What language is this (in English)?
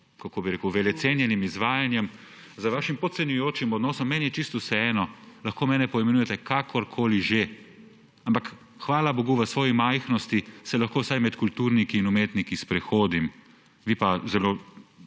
Slovenian